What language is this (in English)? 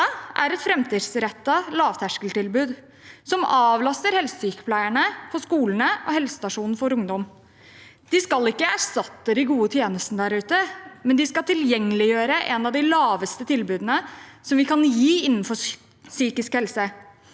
Norwegian